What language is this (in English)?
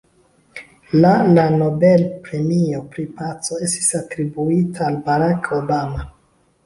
Esperanto